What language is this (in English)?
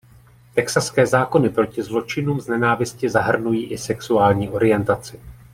Czech